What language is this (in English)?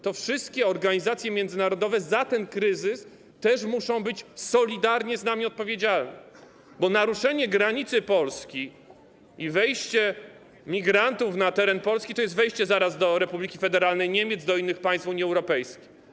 Polish